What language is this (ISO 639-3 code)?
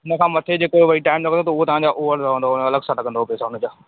snd